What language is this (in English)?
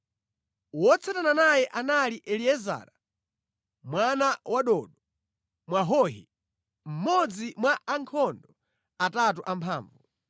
Nyanja